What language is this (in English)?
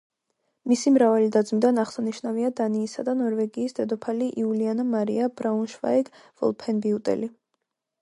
Georgian